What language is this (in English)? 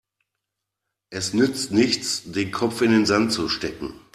German